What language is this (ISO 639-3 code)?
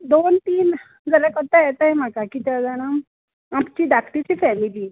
kok